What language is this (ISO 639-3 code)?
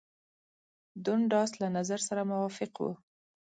pus